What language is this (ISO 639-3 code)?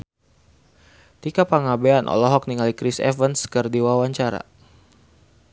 sun